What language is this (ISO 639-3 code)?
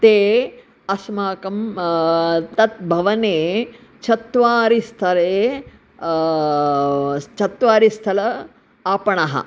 san